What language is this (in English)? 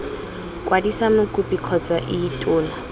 Tswana